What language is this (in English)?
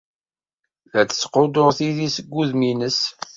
Kabyle